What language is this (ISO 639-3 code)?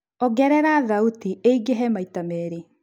kik